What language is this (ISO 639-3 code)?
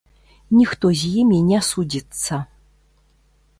bel